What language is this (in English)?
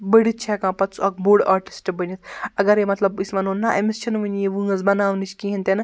Kashmiri